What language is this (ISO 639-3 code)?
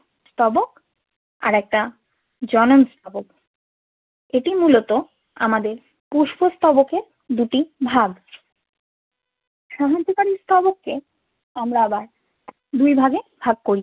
ben